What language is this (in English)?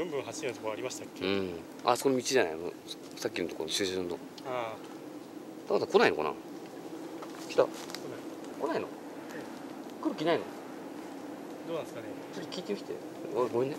Japanese